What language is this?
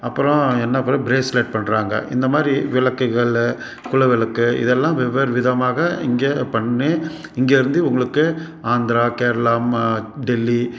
Tamil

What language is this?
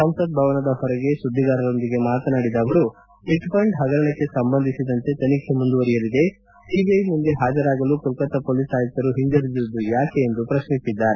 Kannada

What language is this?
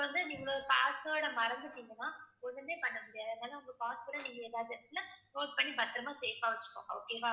Tamil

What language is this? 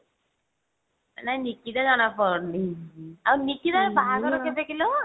Odia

